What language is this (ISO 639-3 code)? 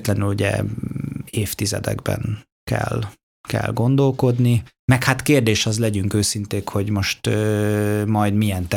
hun